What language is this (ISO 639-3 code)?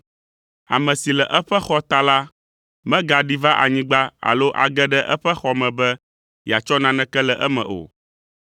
ewe